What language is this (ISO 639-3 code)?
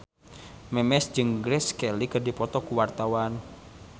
sun